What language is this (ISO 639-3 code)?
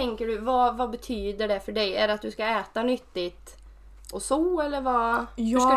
swe